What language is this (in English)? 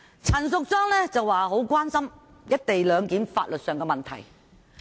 Cantonese